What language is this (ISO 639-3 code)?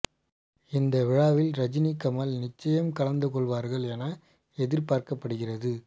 tam